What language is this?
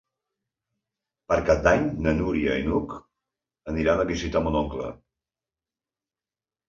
Catalan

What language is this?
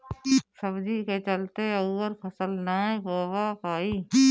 Bhojpuri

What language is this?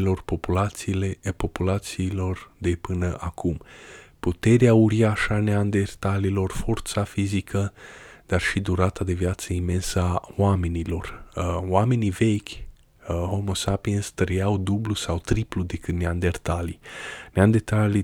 Romanian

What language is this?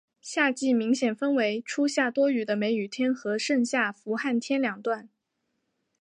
Chinese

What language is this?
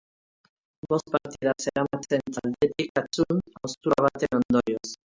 Basque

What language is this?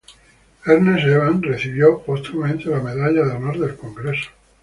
Spanish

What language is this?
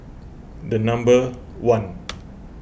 English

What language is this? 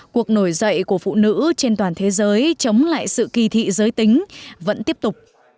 Vietnamese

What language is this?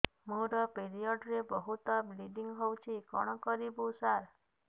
Odia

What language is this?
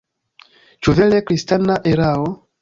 Esperanto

